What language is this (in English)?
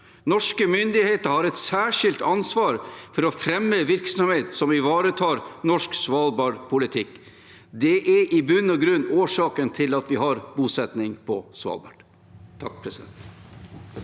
Norwegian